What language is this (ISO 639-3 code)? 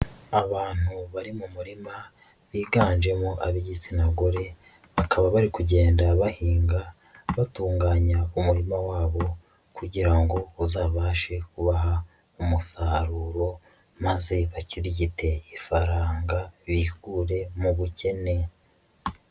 kin